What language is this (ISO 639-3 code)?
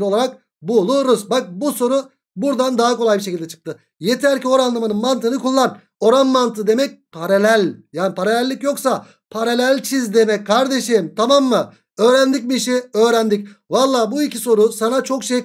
tur